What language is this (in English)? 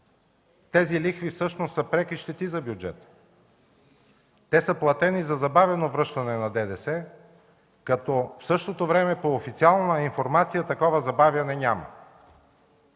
Bulgarian